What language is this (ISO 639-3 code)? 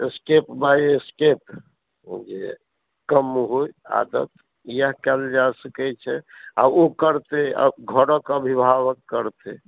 mai